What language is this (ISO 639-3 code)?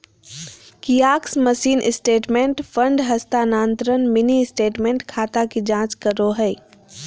mag